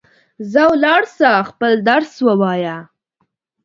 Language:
Pashto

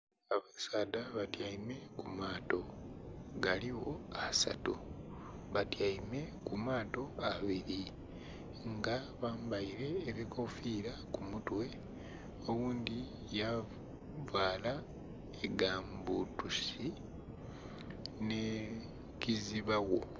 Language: Soga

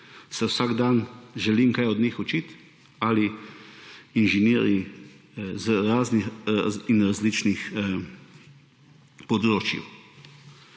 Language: Slovenian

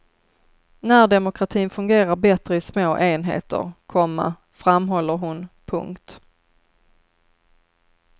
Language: Swedish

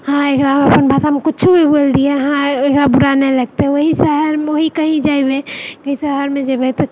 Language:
Maithili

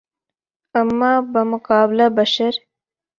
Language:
Urdu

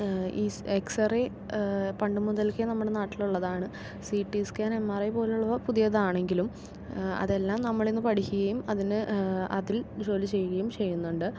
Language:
Malayalam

